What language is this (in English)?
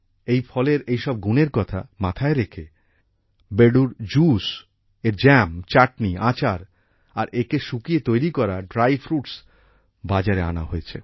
Bangla